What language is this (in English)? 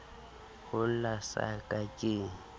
Southern Sotho